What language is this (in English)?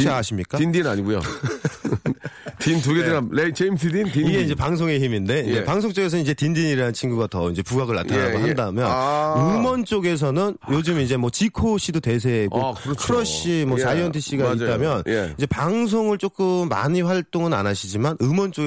Korean